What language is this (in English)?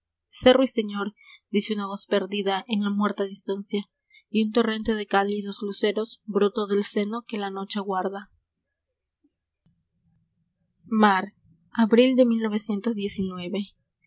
Spanish